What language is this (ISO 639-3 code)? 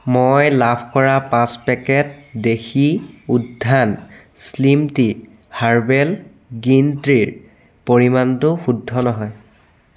asm